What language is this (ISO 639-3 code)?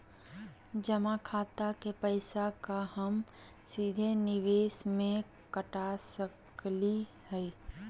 mag